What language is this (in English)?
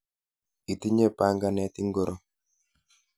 Kalenjin